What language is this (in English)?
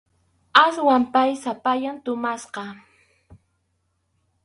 Arequipa-La Unión Quechua